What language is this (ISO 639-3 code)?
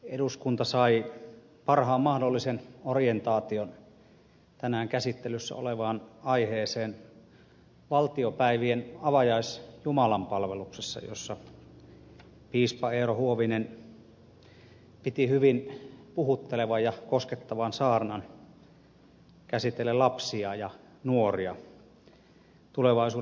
fin